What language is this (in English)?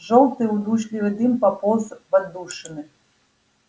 Russian